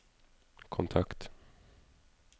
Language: Norwegian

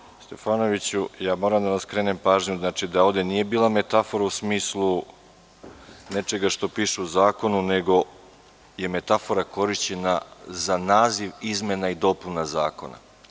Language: Serbian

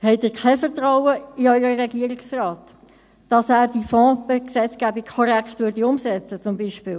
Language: Swiss German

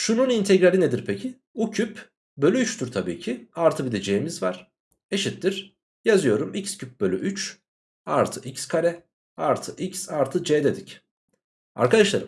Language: Turkish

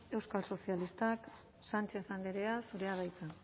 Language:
Basque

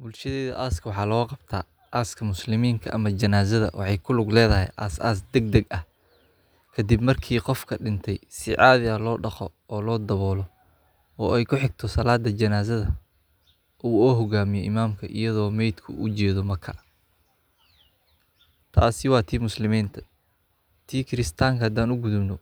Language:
Somali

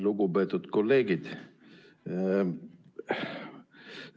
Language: Estonian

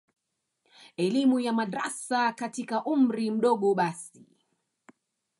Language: Swahili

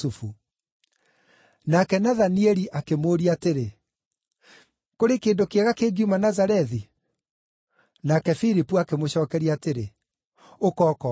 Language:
Kikuyu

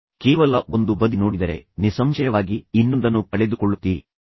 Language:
Kannada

